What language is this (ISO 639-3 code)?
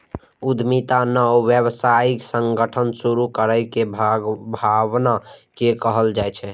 mai